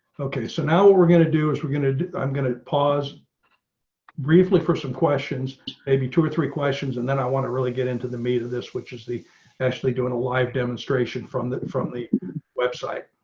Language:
English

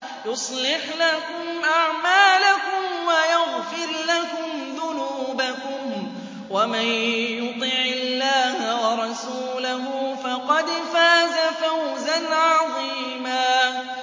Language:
Arabic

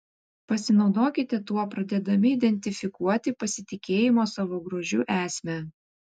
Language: Lithuanian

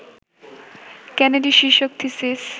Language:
Bangla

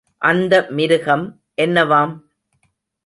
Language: Tamil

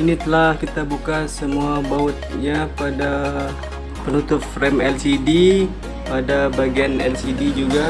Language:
Indonesian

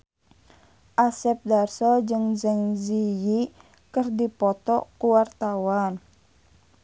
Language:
Sundanese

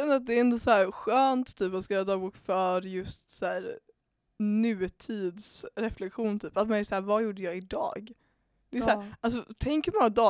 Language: Swedish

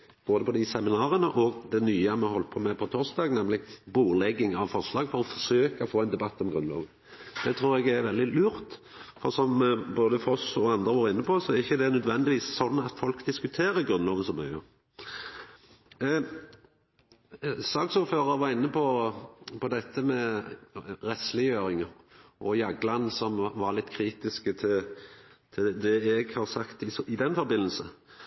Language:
Norwegian Nynorsk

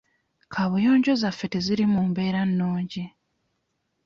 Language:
Ganda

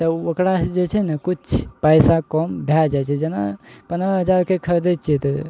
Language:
Maithili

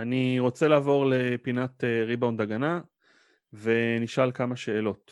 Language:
Hebrew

